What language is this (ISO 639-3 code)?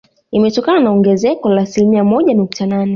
swa